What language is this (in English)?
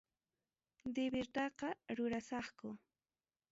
Ayacucho Quechua